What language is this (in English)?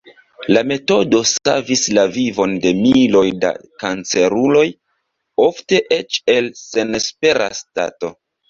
Esperanto